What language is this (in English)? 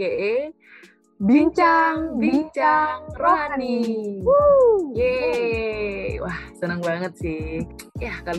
Indonesian